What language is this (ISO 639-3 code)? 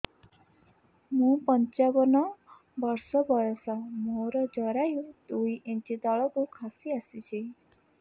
ori